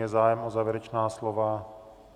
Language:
Czech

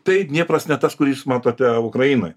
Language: Lithuanian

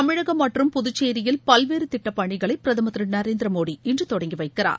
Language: Tamil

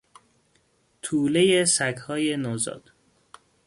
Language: Persian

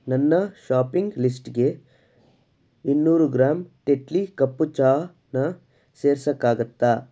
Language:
Kannada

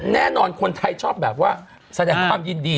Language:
Thai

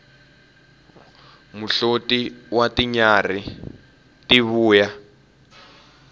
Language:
Tsonga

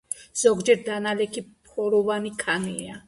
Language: Georgian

